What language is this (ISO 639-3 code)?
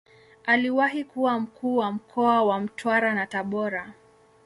swa